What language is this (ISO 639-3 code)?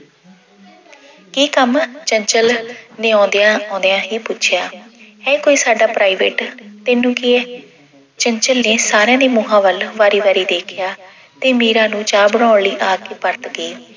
pan